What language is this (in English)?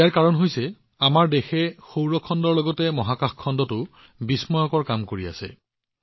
Assamese